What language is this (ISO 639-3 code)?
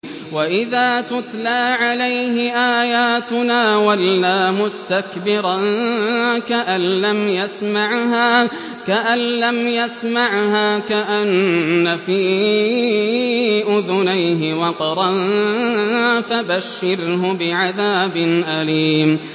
ara